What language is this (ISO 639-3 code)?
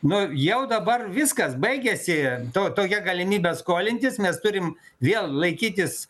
lit